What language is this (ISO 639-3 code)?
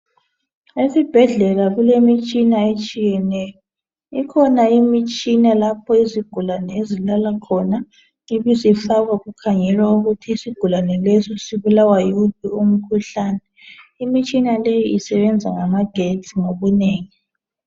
nde